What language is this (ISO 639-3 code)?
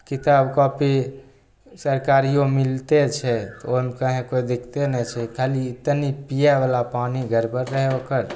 mai